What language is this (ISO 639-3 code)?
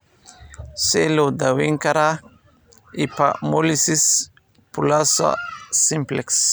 som